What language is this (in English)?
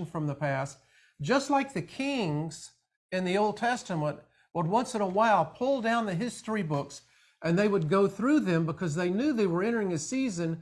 English